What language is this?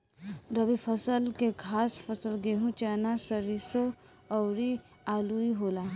Bhojpuri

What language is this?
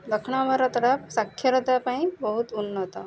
Odia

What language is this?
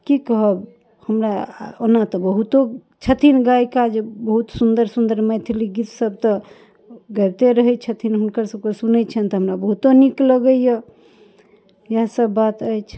Maithili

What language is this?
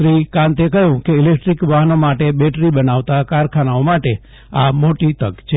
Gujarati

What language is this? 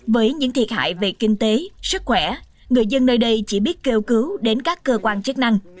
Vietnamese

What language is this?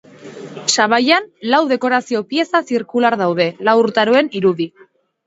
Basque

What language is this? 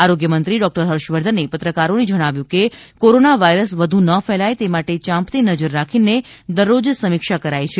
Gujarati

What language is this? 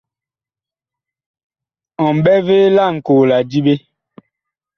Bakoko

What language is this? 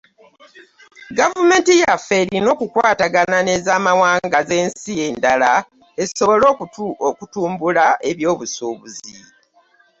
Ganda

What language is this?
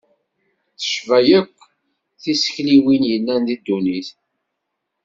Kabyle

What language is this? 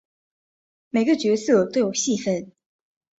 Chinese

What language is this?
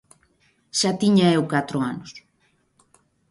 Galician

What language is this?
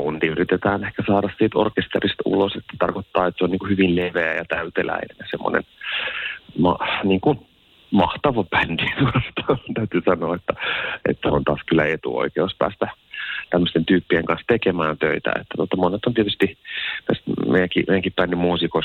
Finnish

